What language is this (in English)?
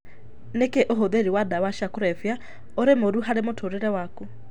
Kikuyu